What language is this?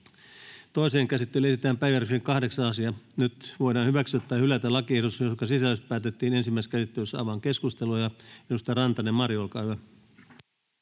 Finnish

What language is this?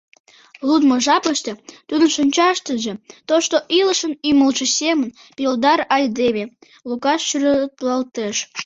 Mari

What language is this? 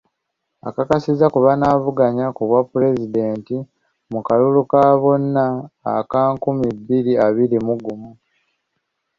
Ganda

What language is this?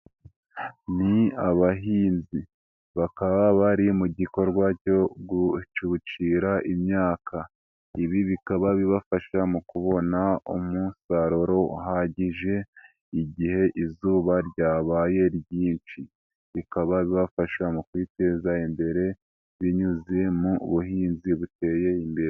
Kinyarwanda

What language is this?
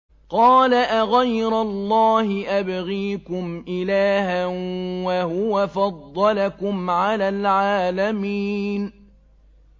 Arabic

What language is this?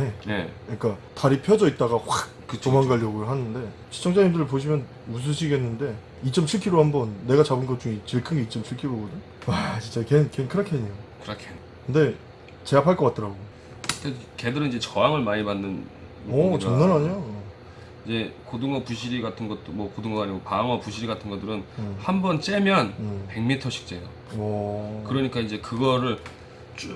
Korean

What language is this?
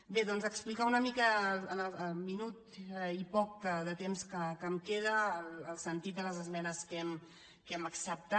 Catalan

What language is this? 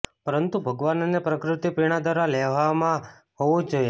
Gujarati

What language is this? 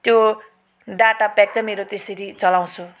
Nepali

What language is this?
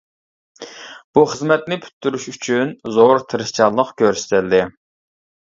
Uyghur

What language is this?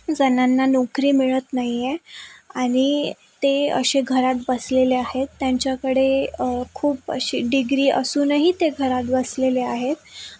Marathi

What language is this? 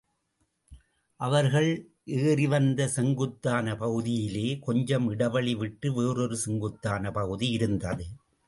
Tamil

